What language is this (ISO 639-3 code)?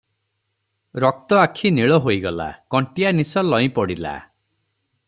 ori